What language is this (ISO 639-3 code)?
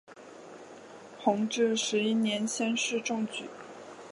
zho